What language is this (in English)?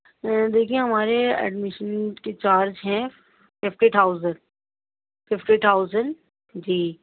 Urdu